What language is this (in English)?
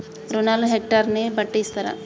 Telugu